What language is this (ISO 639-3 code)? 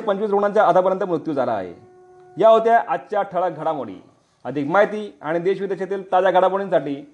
mar